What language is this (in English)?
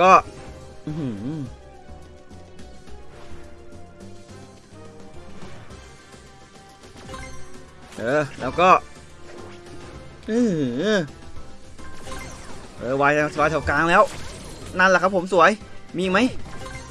Thai